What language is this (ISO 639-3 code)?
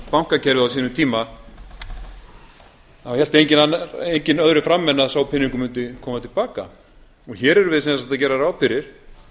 isl